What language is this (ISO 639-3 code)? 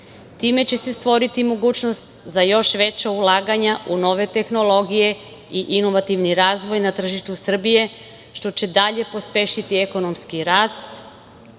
srp